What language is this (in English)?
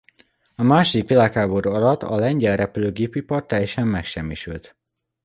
Hungarian